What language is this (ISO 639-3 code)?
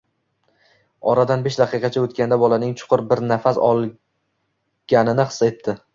uzb